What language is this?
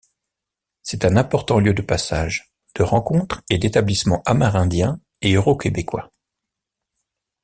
French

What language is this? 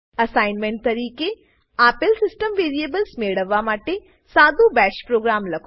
Gujarati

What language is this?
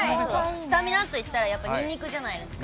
Japanese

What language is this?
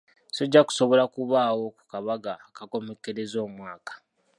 Ganda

